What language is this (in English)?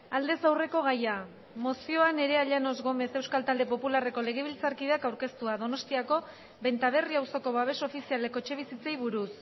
Basque